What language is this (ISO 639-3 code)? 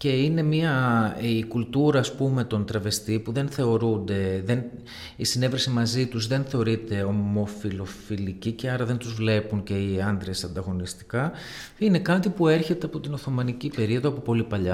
ell